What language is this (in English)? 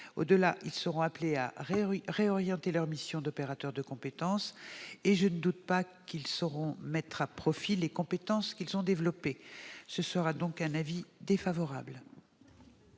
French